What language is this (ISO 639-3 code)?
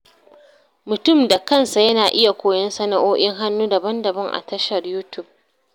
hau